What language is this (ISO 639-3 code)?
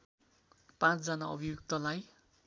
nep